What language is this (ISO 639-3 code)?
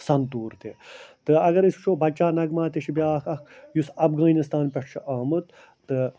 kas